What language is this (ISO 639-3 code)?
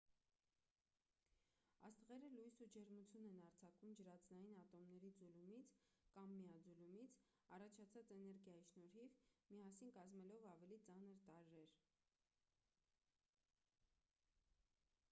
hye